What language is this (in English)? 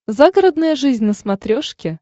Russian